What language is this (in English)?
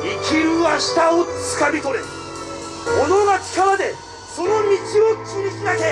Japanese